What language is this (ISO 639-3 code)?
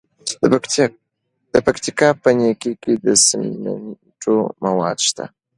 pus